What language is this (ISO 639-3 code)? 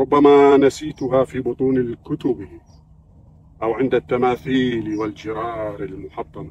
ara